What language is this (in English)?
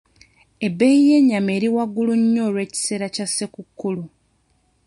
Ganda